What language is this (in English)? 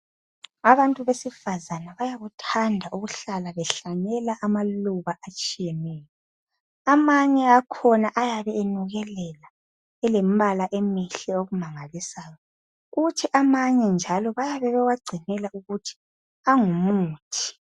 North Ndebele